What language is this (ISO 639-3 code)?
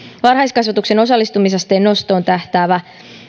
fin